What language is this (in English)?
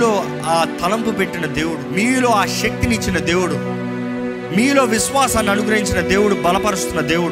Telugu